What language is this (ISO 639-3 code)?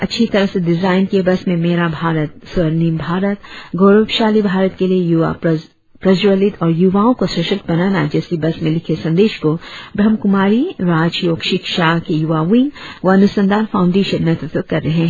hin